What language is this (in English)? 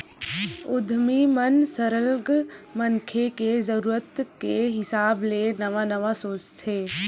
Chhattisgarhi